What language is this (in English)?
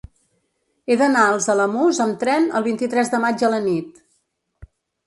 Catalan